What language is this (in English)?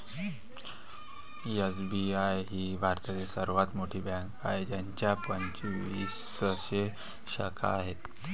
Marathi